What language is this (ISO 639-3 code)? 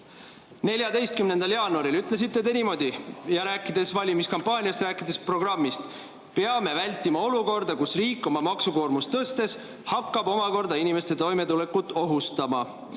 est